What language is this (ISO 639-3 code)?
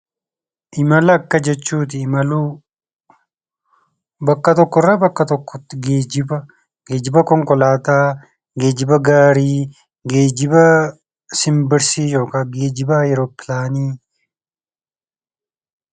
orm